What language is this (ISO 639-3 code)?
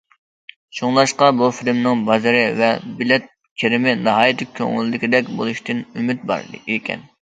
uig